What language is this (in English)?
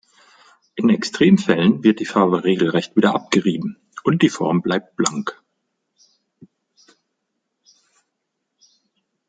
German